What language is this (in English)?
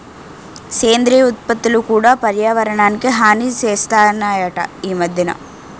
Telugu